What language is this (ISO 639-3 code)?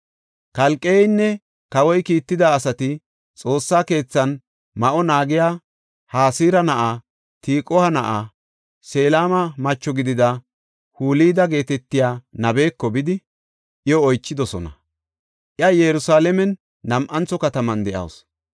gof